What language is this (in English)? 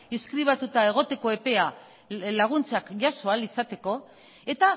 Basque